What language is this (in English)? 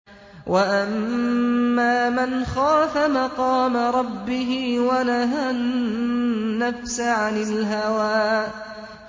Arabic